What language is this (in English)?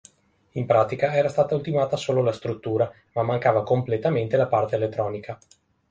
Italian